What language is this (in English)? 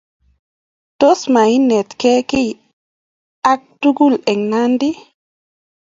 Kalenjin